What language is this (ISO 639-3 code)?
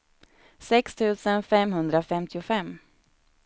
swe